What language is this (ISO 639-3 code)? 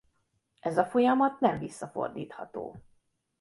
hun